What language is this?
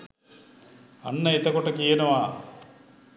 Sinhala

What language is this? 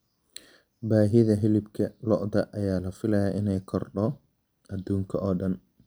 Somali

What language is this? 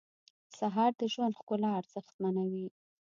Pashto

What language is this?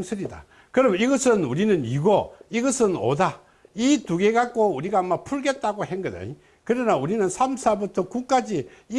Korean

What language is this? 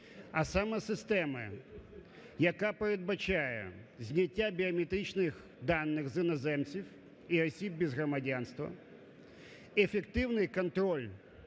Ukrainian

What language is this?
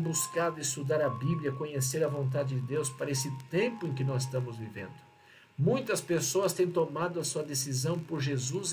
Portuguese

